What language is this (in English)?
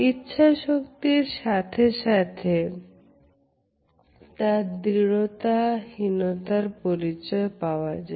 Bangla